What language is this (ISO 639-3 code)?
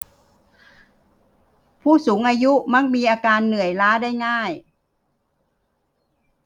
tha